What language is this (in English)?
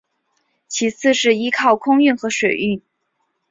Chinese